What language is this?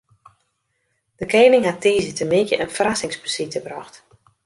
Western Frisian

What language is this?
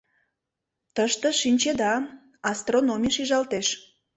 Mari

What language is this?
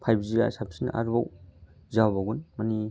Bodo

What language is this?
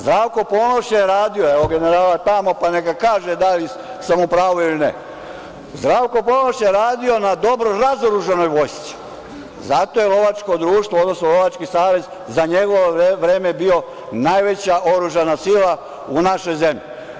Serbian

